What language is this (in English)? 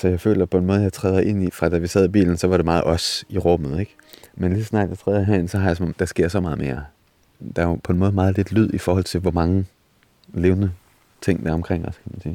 Danish